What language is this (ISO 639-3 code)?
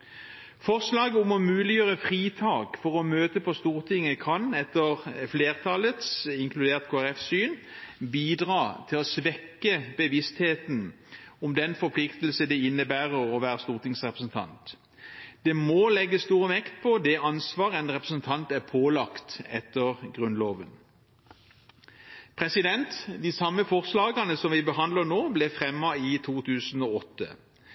nob